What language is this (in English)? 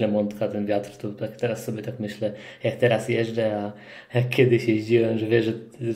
Polish